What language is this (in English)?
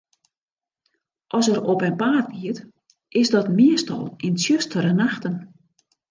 Western Frisian